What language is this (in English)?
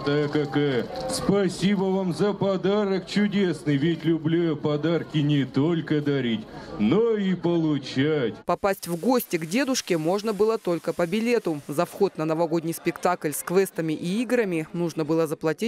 Russian